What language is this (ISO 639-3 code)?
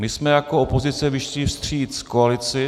ces